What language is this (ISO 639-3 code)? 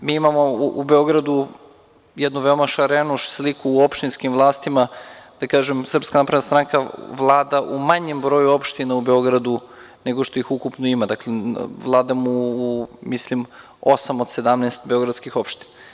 srp